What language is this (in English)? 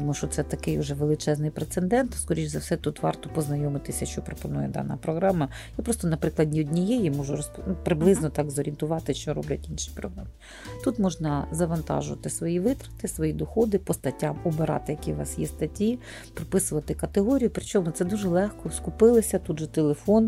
Ukrainian